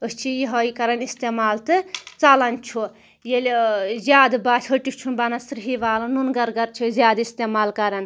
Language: Kashmiri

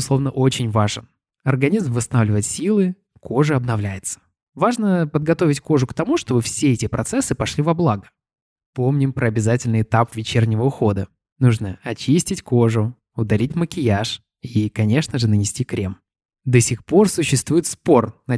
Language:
Russian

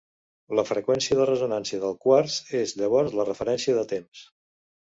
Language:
Catalan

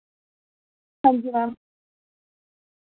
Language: Dogri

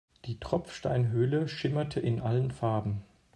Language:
German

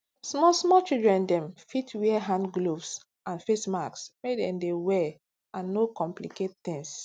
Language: Nigerian Pidgin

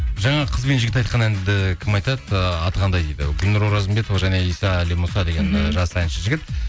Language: Kazakh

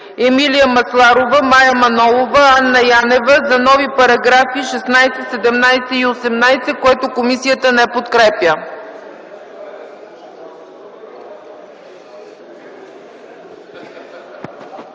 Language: Bulgarian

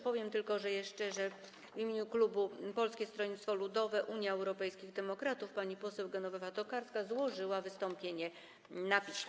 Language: Polish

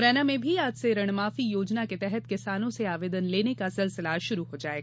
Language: Hindi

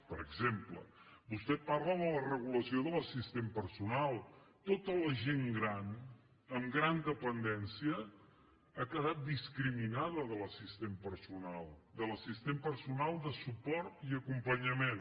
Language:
Catalan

